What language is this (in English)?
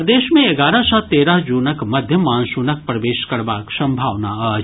Maithili